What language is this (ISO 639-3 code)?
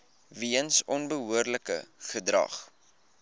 afr